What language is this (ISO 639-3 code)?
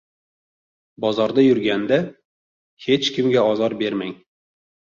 uzb